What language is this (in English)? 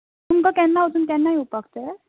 Konkani